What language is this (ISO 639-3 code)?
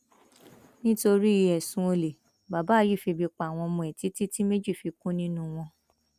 yor